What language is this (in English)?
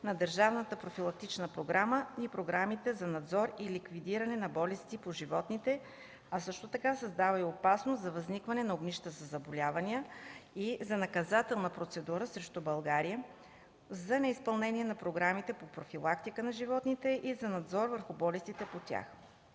Bulgarian